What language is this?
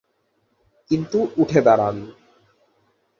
Bangla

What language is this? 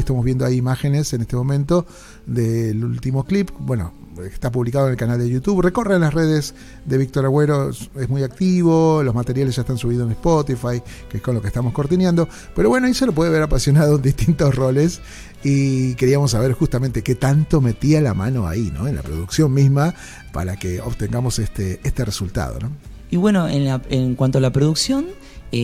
Spanish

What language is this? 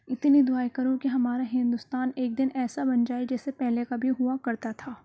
Urdu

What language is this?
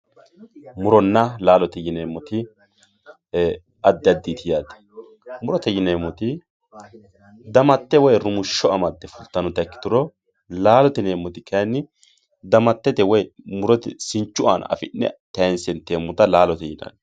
Sidamo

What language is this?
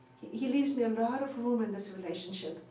English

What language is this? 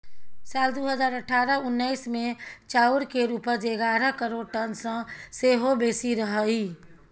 Maithili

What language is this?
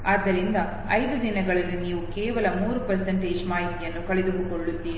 Kannada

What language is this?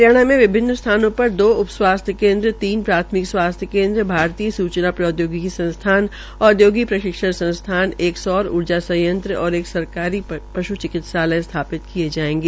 Hindi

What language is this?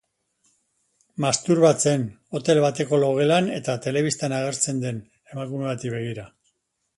Basque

